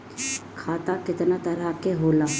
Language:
Bhojpuri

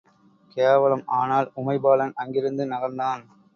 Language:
Tamil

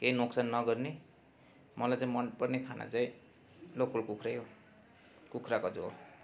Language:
Nepali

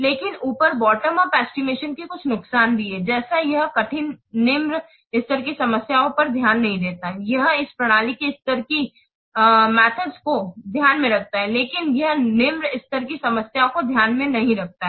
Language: Hindi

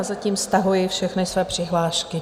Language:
Czech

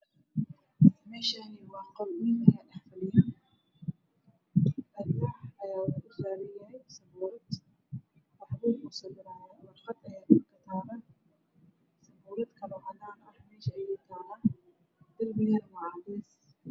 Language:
Somali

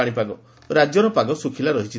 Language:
Odia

